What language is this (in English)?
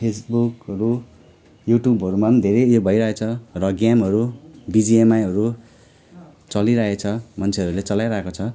Nepali